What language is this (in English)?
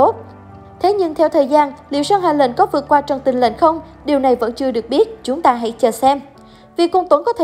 Vietnamese